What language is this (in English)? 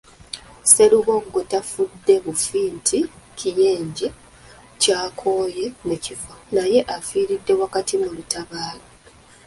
Ganda